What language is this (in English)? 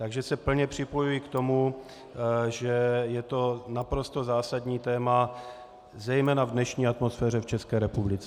Czech